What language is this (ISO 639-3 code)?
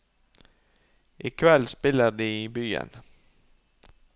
nor